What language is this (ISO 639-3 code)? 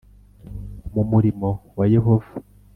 kin